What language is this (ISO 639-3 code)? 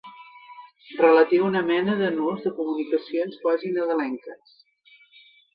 cat